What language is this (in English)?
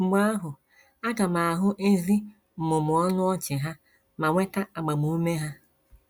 Igbo